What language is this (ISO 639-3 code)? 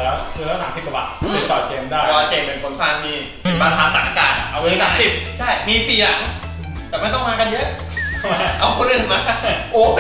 tha